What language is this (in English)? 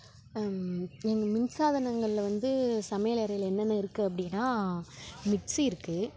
Tamil